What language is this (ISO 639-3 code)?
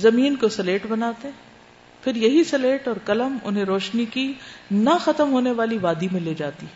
urd